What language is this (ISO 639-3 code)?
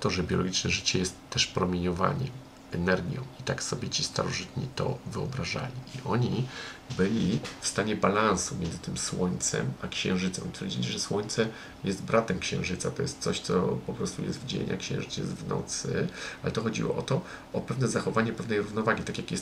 pol